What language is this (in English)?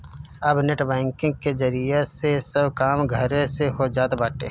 Bhojpuri